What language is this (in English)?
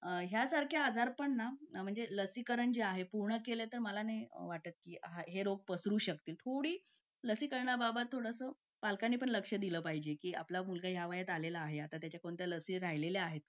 Marathi